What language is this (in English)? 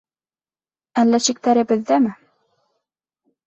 Bashkir